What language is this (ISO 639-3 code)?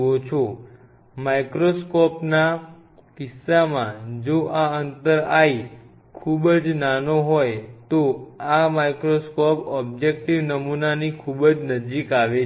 guj